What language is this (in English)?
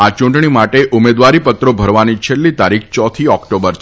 Gujarati